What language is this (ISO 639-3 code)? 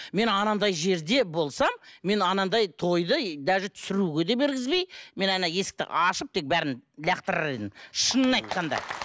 kaz